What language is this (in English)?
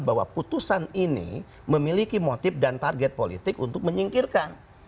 Indonesian